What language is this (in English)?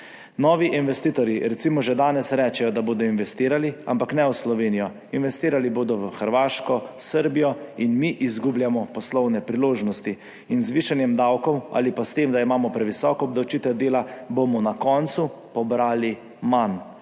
Slovenian